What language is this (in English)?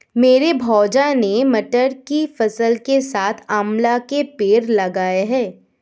Hindi